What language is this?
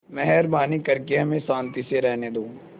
Hindi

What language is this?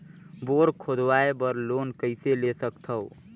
Chhattisgarhi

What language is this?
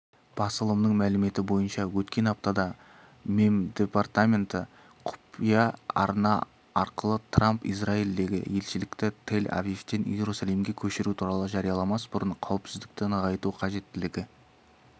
Kazakh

